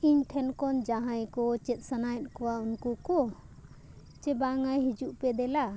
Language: Santali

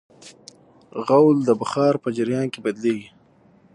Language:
Pashto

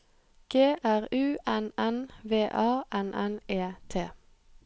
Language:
Norwegian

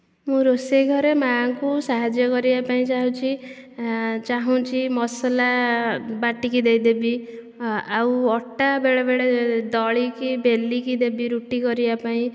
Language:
Odia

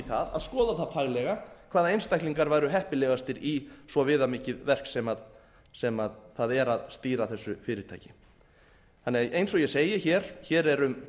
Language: Icelandic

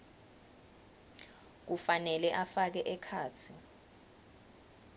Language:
Swati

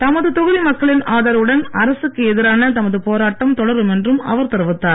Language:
Tamil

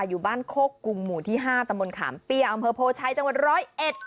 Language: Thai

